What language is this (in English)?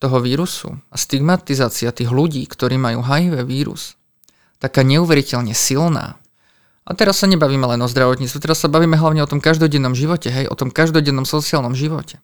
Slovak